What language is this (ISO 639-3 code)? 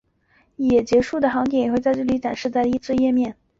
zho